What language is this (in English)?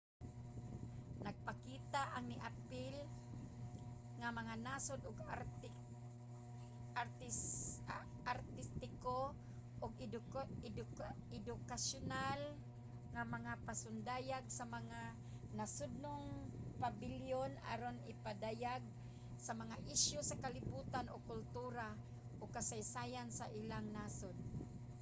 Cebuano